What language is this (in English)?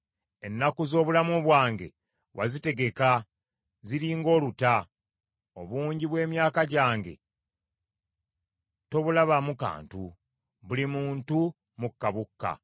Ganda